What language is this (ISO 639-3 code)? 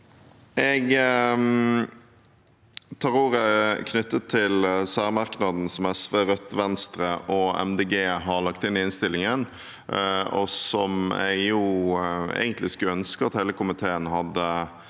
nor